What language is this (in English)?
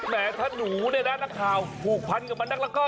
Thai